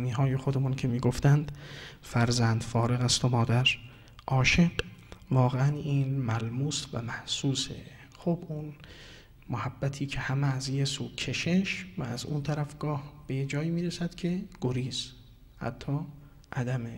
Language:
Persian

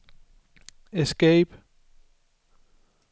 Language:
Danish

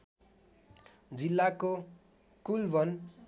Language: Nepali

